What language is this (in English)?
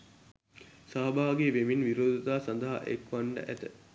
Sinhala